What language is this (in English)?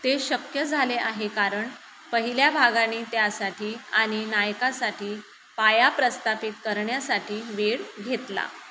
Marathi